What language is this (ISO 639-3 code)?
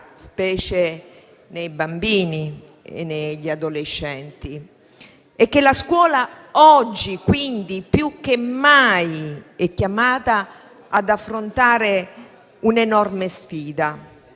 ita